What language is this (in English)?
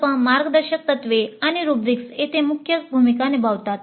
Marathi